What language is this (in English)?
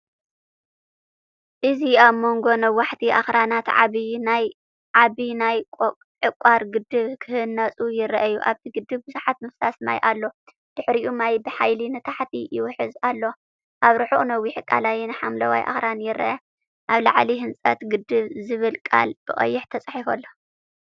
Tigrinya